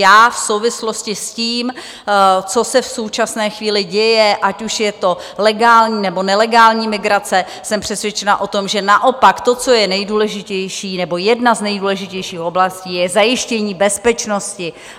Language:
Czech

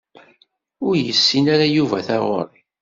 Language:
Kabyle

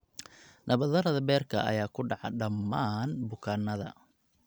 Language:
Somali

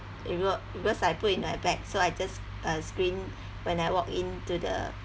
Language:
English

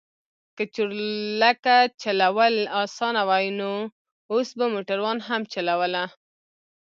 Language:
Pashto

